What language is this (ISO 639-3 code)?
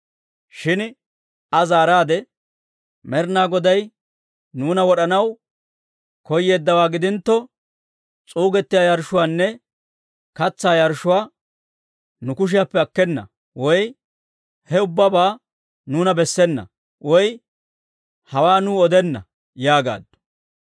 dwr